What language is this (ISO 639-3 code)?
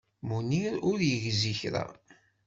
kab